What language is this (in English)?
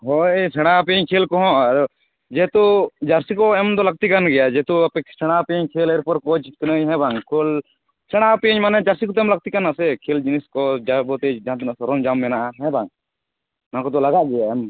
Santali